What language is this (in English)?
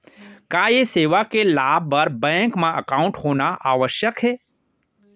Chhattisgarhi